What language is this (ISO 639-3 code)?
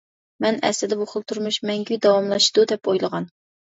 uig